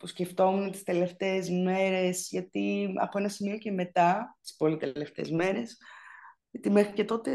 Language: Greek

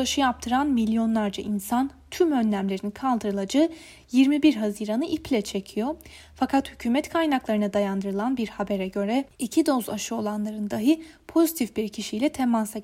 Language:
Turkish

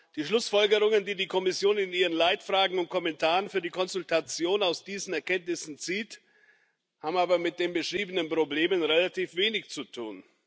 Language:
German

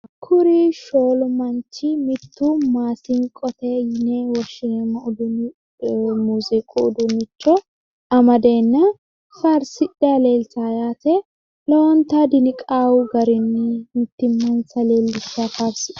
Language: Sidamo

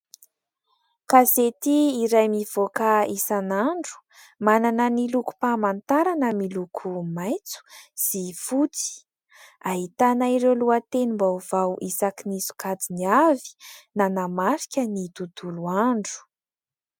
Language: Malagasy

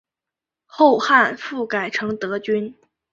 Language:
Chinese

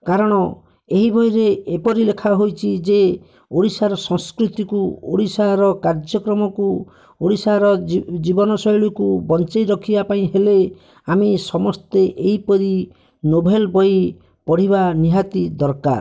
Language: Odia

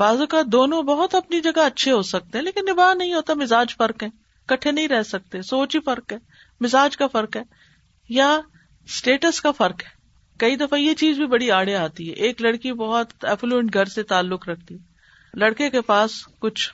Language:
Urdu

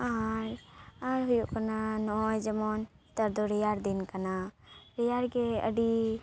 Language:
Santali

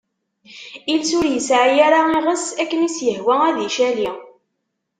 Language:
Kabyle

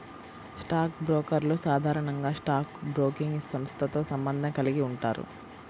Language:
Telugu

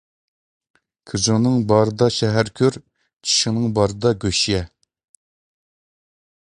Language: Uyghur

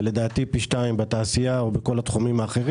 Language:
Hebrew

